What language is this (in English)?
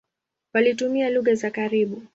Swahili